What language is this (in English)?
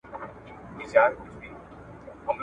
Pashto